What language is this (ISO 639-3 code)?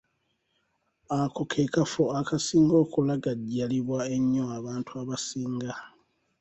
lug